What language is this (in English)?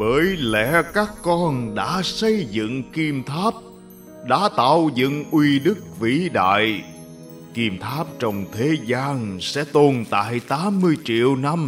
Vietnamese